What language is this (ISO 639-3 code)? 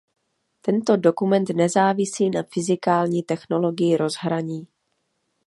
ces